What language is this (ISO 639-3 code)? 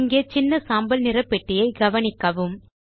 tam